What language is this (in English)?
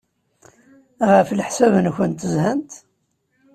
Kabyle